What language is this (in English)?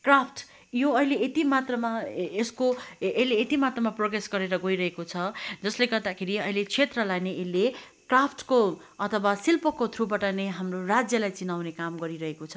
Nepali